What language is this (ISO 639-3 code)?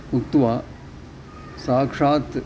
san